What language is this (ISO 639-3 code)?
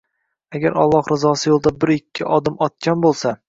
uzb